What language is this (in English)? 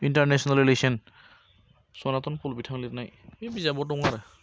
Bodo